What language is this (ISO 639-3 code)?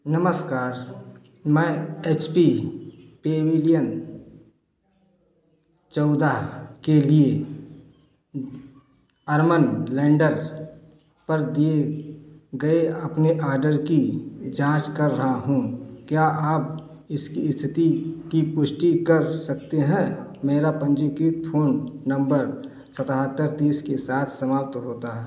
hin